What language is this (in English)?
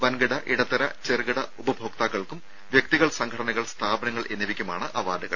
Malayalam